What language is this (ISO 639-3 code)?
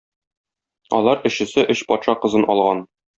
tat